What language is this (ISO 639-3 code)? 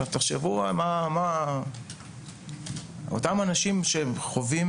heb